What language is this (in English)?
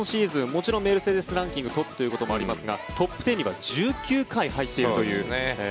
Japanese